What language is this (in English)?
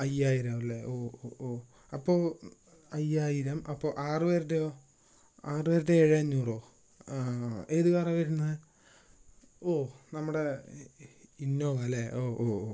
Malayalam